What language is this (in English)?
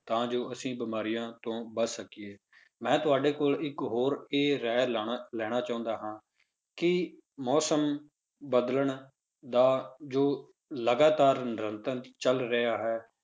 Punjabi